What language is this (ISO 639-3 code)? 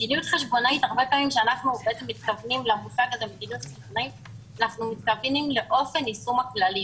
heb